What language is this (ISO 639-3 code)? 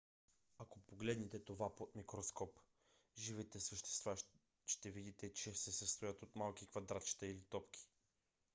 bul